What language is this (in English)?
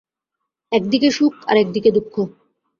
Bangla